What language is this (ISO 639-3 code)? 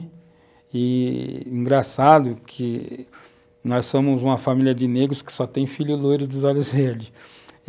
por